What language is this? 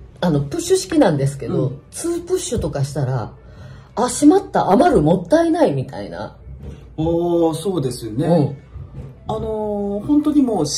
Japanese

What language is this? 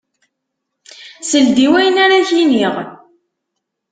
Kabyle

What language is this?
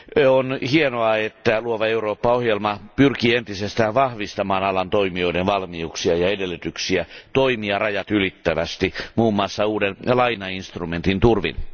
Finnish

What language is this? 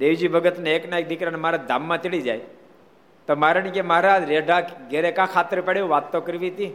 Gujarati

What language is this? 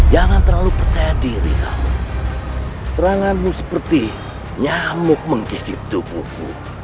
Indonesian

